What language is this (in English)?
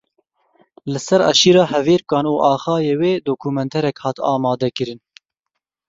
Kurdish